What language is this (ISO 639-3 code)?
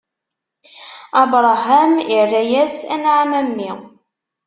kab